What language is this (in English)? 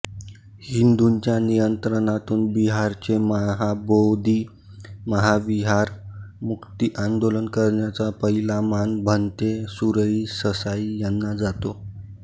Marathi